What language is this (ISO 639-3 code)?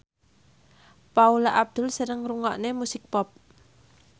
jav